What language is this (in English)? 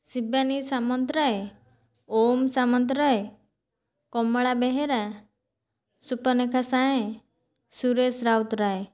Odia